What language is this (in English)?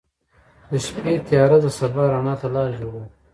Pashto